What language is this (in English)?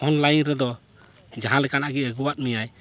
Santali